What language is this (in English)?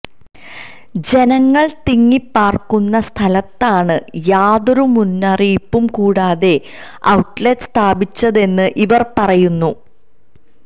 Malayalam